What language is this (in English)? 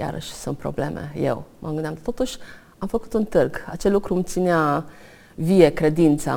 Romanian